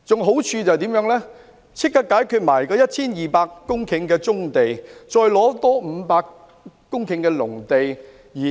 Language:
Cantonese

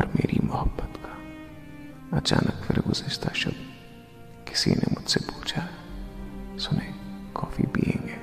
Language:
Urdu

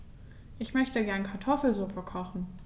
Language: German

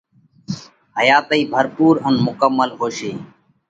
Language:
Parkari Koli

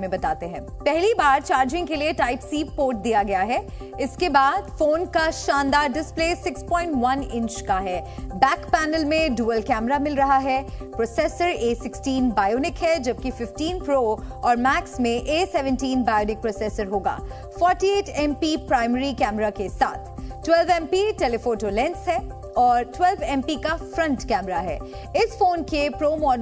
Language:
Hindi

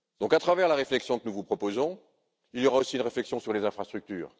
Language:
French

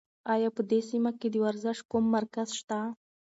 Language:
Pashto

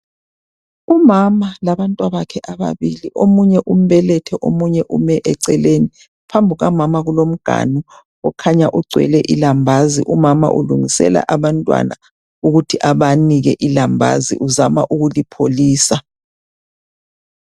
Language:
North Ndebele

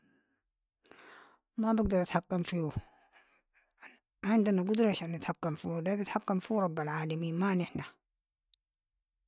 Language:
Sudanese Arabic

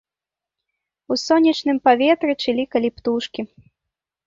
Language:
Belarusian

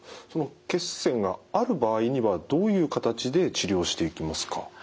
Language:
Japanese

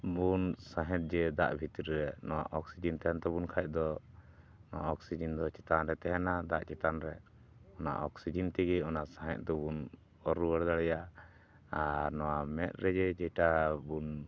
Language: Santali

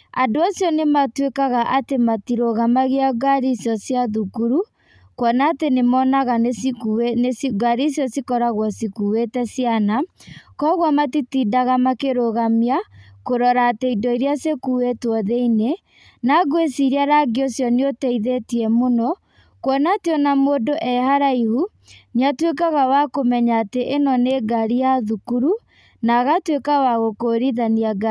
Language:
Kikuyu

